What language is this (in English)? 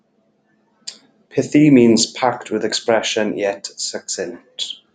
English